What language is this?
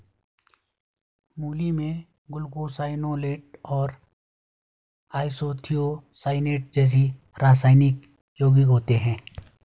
Hindi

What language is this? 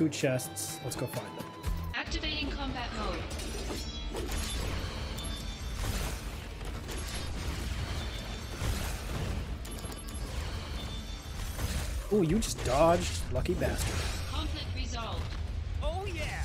English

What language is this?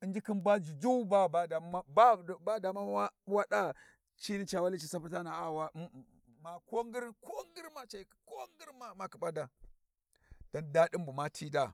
Warji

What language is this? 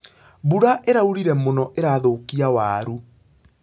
Kikuyu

